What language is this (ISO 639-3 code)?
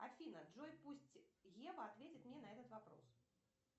rus